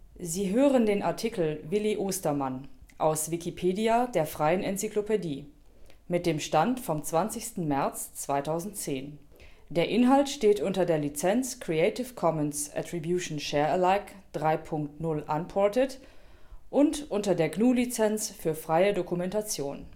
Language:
German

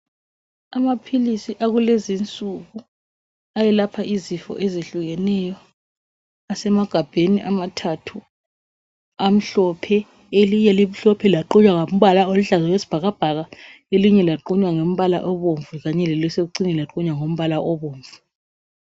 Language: North Ndebele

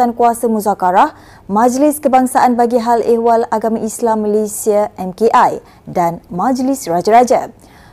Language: Malay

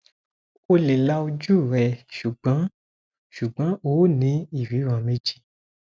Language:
Yoruba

